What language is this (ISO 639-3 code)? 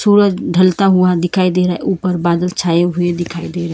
hin